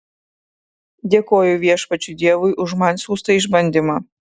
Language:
Lithuanian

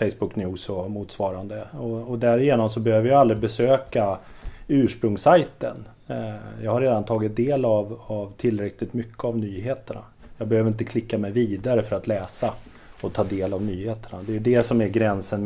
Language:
Swedish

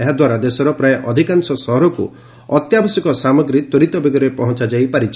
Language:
Odia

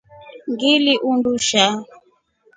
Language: Rombo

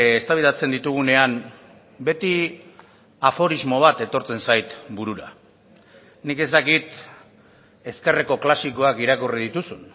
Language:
Basque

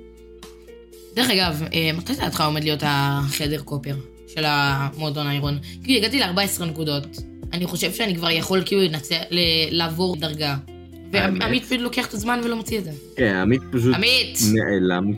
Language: Hebrew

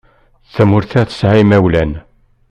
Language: Kabyle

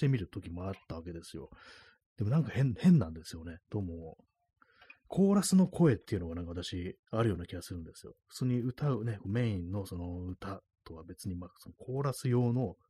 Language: Japanese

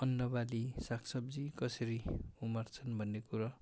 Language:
Nepali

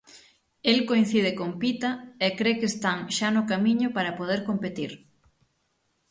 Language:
Galician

